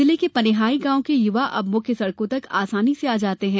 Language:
Hindi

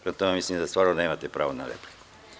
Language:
Serbian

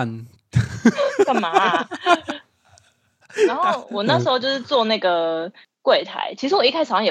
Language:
Chinese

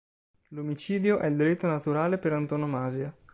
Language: Italian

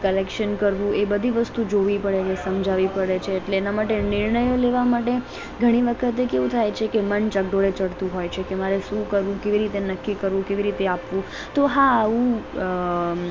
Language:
Gujarati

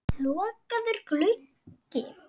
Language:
Icelandic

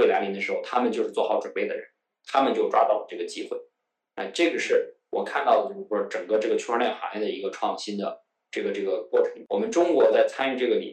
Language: Chinese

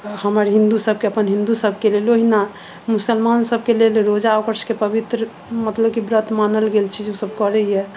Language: Maithili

